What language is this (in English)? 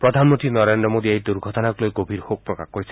Assamese